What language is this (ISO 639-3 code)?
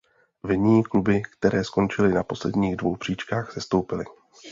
ces